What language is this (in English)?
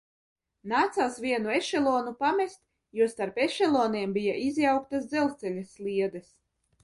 Latvian